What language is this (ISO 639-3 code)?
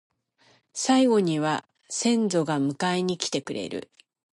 jpn